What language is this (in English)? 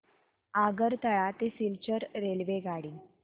Marathi